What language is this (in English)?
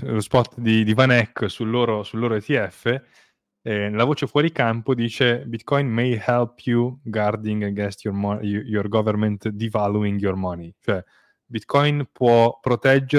Italian